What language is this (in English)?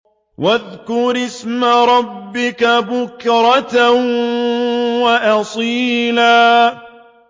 Arabic